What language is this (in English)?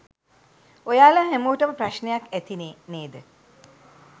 Sinhala